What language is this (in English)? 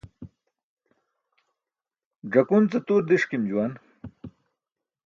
Burushaski